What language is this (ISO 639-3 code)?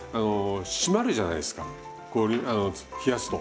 jpn